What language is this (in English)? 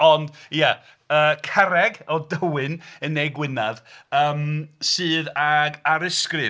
Welsh